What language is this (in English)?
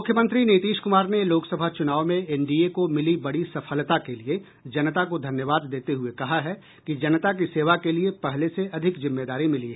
Hindi